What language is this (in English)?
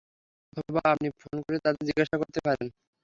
Bangla